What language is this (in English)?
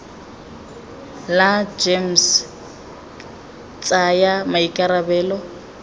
Tswana